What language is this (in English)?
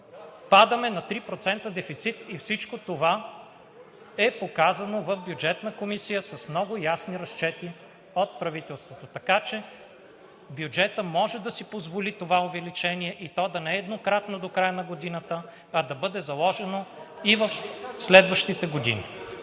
Bulgarian